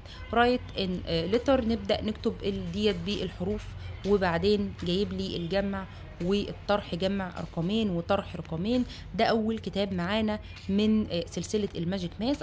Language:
Arabic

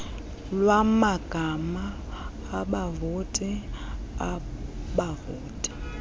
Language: Xhosa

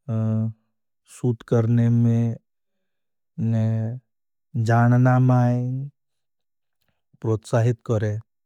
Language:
Bhili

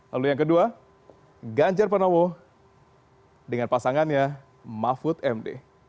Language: Indonesian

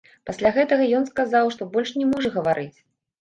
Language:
Belarusian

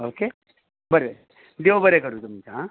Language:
Konkani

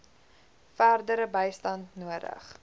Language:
Afrikaans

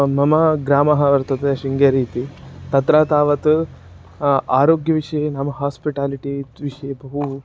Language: Sanskrit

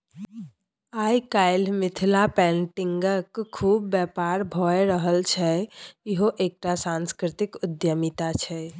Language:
Maithili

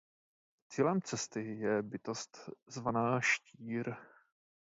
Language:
Czech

